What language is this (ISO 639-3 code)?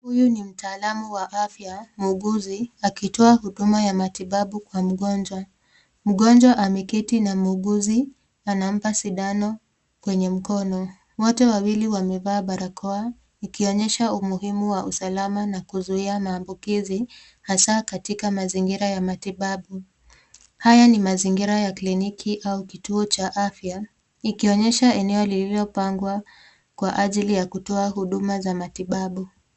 swa